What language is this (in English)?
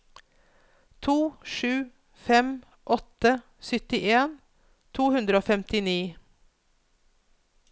Norwegian